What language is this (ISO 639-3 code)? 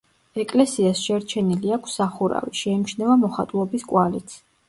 kat